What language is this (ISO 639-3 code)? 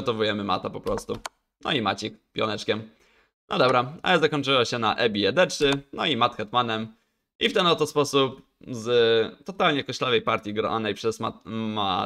pol